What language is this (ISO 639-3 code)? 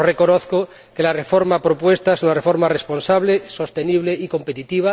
spa